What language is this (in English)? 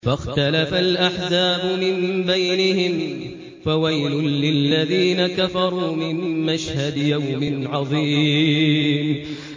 Arabic